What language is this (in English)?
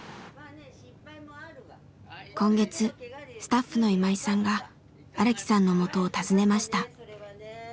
Japanese